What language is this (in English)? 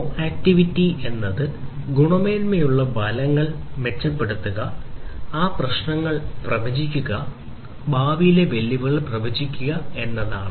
Malayalam